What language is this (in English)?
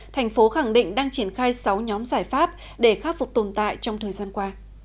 Vietnamese